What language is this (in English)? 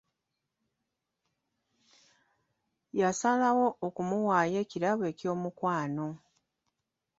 Ganda